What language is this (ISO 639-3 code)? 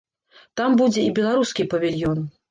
bel